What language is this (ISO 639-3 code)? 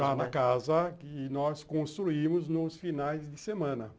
por